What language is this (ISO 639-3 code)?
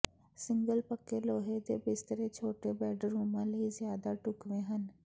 pan